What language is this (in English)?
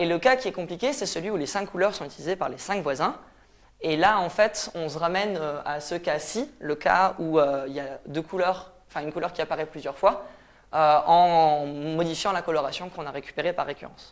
French